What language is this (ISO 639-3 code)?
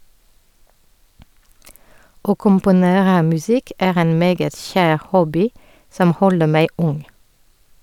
nor